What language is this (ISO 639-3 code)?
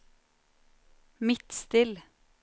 nor